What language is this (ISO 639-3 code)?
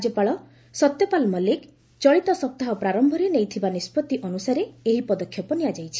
ori